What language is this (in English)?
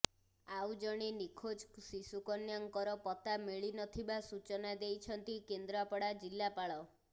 Odia